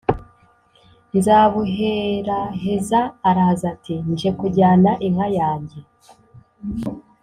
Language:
Kinyarwanda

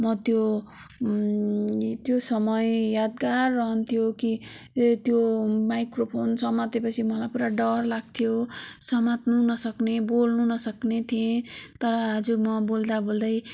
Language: Nepali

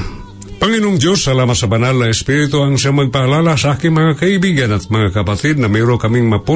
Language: Filipino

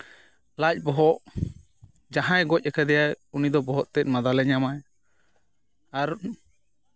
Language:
Santali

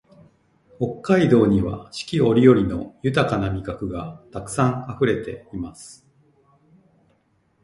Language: Japanese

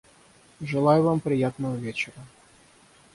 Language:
Russian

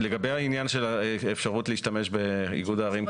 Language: Hebrew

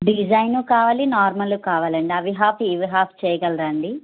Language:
Telugu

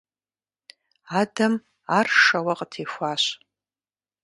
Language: Kabardian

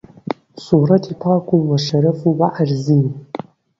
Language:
Central Kurdish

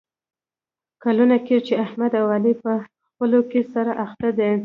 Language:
Pashto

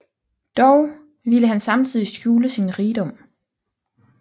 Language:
Danish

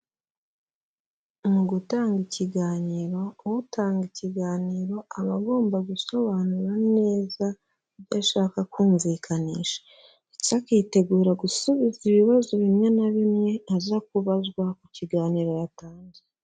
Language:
Kinyarwanda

